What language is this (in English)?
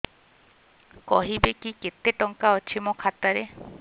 Odia